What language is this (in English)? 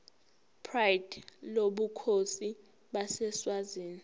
Zulu